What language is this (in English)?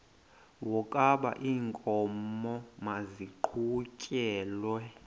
Xhosa